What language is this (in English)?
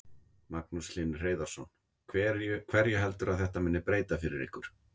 Icelandic